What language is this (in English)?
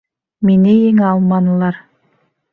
Bashkir